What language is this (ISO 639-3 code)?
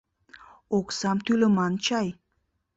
chm